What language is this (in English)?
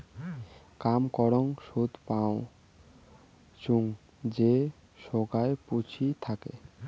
Bangla